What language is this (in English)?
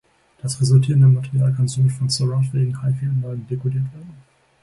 German